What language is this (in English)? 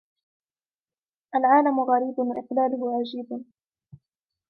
Arabic